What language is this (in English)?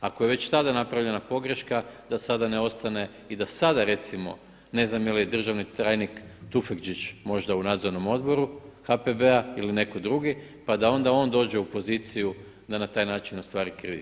Croatian